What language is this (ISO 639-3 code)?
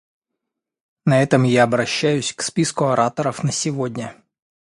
rus